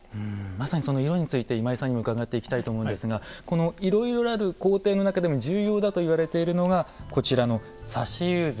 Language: Japanese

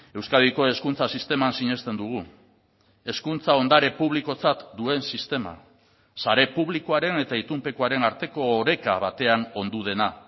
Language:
Basque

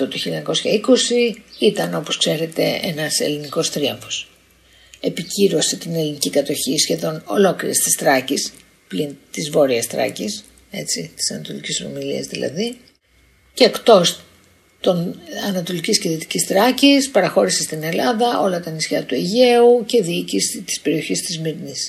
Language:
Greek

